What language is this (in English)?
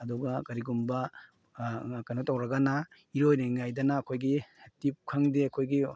Manipuri